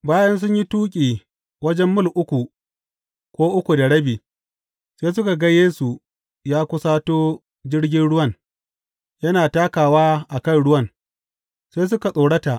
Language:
Hausa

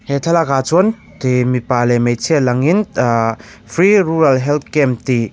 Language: Mizo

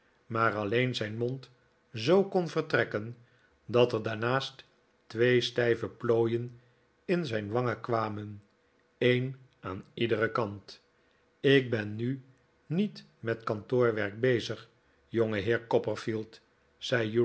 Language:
Dutch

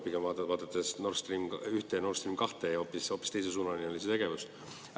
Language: Estonian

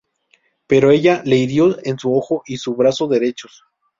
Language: Spanish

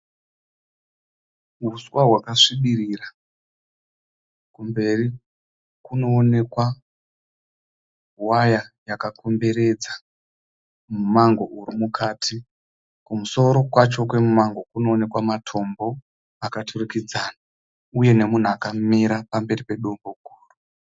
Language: Shona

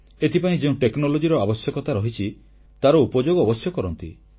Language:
Odia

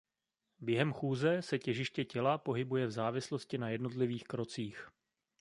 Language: Czech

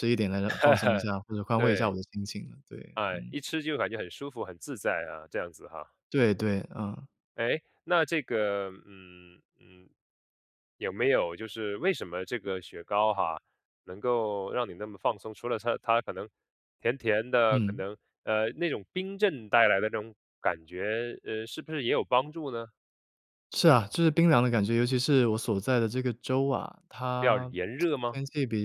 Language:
Chinese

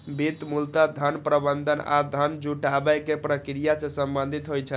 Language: Maithili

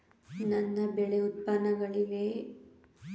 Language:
Kannada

